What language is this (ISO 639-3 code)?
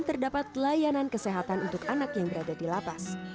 ind